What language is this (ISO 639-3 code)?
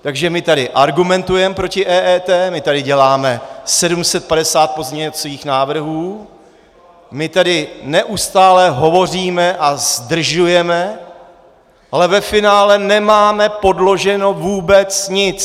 ces